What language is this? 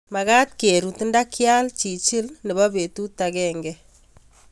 Kalenjin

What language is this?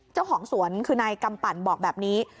Thai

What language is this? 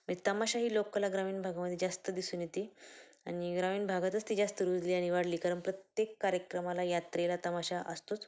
Marathi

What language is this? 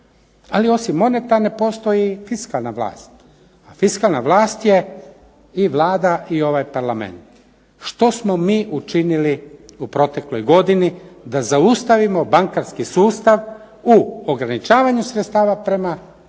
Croatian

